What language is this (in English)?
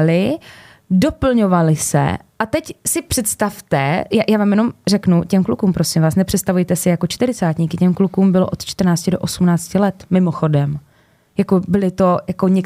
Czech